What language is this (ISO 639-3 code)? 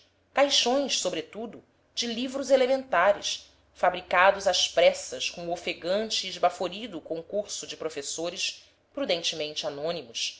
por